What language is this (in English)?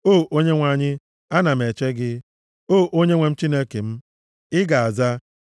Igbo